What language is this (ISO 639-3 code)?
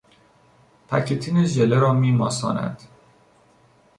fas